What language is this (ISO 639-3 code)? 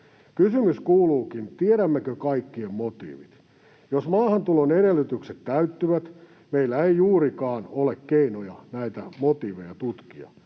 fin